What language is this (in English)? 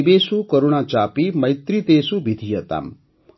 Odia